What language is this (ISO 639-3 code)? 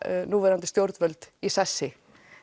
isl